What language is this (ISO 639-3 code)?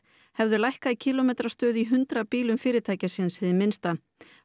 isl